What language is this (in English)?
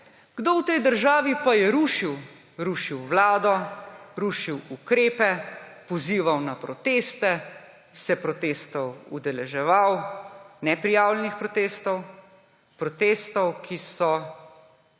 Slovenian